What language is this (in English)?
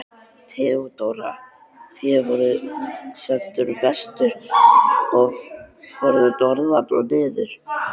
Icelandic